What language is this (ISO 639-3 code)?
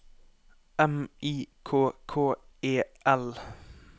nor